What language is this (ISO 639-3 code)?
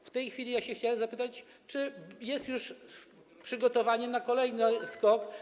pol